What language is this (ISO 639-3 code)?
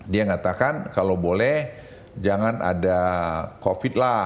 ind